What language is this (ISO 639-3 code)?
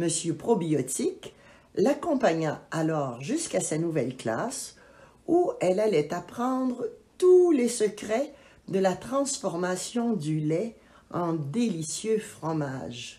fra